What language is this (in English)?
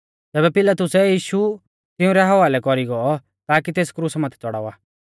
Mahasu Pahari